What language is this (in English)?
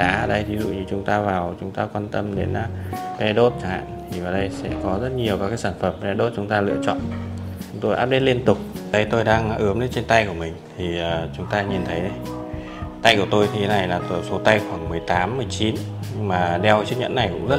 Vietnamese